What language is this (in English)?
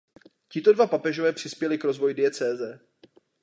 Czech